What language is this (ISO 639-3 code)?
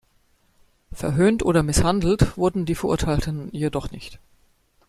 deu